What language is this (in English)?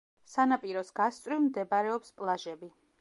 Georgian